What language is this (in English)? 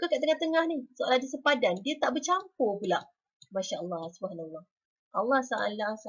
Malay